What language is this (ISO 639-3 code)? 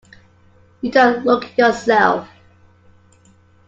eng